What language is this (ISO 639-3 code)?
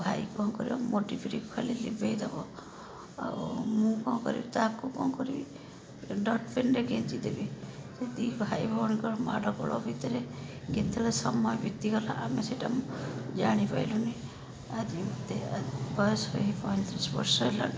ori